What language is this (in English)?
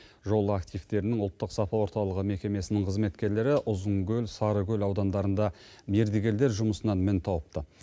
Kazakh